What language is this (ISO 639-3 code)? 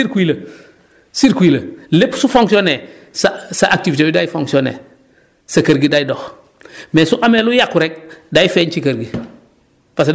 wol